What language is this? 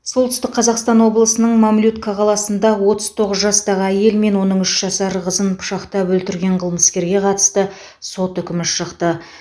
Kazakh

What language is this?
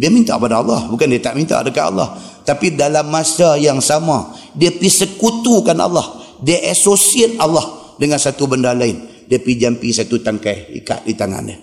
Malay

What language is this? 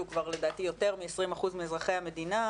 Hebrew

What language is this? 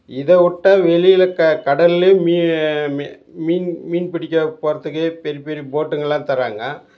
Tamil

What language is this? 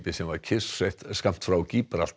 Icelandic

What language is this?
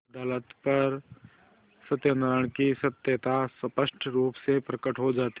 Hindi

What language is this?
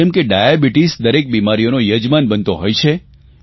Gujarati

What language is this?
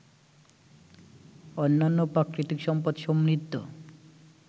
Bangla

